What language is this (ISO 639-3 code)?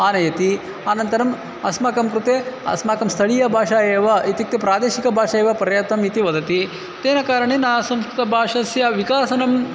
san